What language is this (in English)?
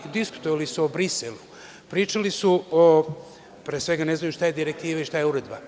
Serbian